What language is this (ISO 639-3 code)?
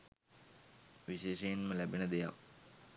sin